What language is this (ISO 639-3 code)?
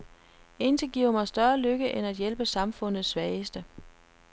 dan